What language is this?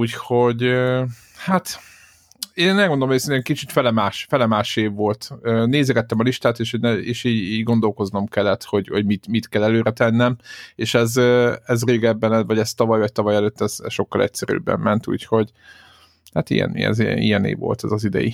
Hungarian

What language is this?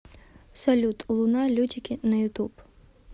Russian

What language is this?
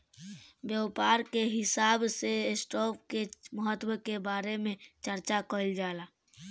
Bhojpuri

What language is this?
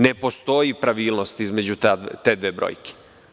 Serbian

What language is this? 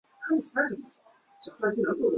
Chinese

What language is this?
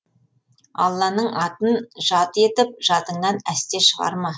Kazakh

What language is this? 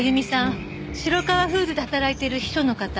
Japanese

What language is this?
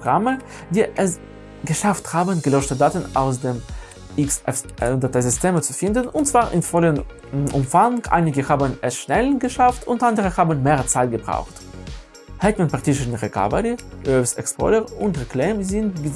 German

